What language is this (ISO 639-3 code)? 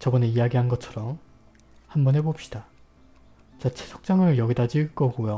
kor